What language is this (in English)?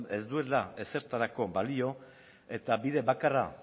Basque